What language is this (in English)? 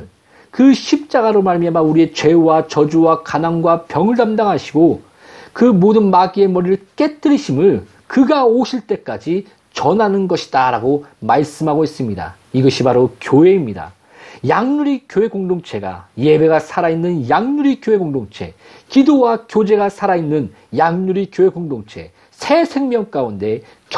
Korean